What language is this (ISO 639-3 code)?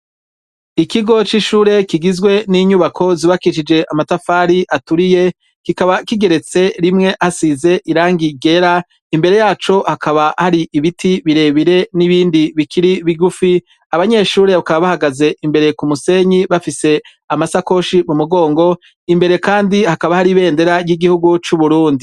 run